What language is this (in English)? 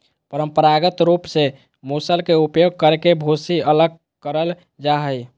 Magahi